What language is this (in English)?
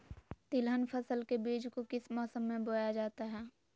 Magahi